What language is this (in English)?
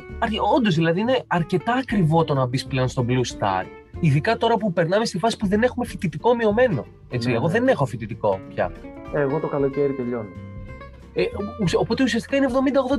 Greek